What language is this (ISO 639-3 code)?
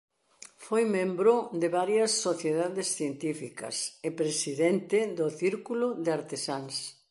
glg